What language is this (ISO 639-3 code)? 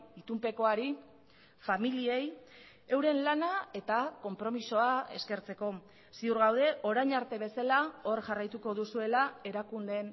eus